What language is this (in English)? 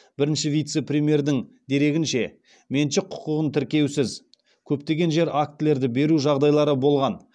Kazakh